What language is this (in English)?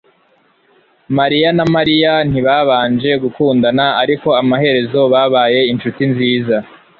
Kinyarwanda